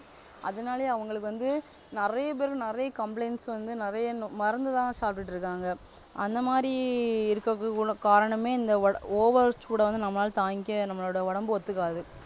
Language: Tamil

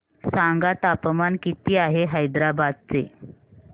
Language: Marathi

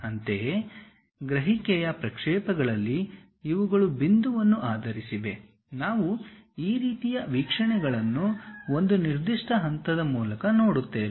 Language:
Kannada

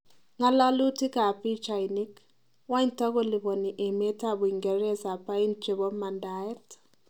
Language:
Kalenjin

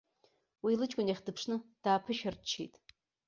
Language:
Abkhazian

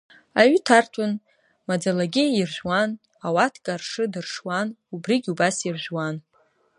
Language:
Abkhazian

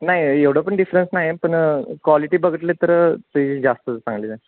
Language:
Marathi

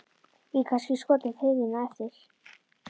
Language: Icelandic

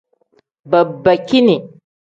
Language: Tem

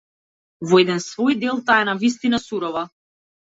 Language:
Macedonian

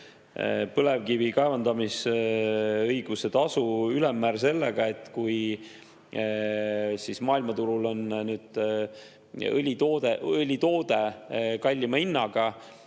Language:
Estonian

